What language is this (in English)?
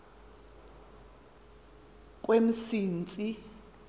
Xhosa